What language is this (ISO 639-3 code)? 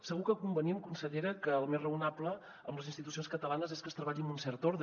cat